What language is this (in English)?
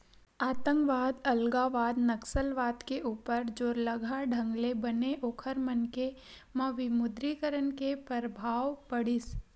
Chhattisgarhi